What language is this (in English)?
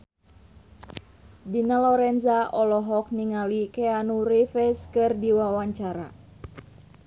Sundanese